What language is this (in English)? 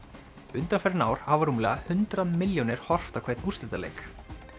Icelandic